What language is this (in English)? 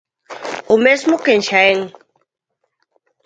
Galician